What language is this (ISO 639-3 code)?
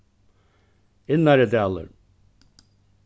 fao